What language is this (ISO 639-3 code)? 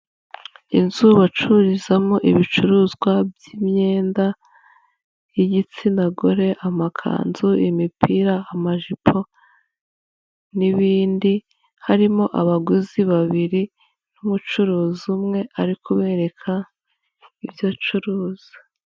kin